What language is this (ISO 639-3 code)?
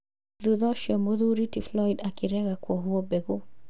kik